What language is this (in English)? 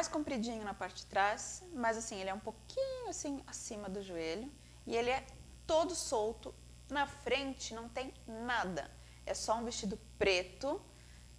Portuguese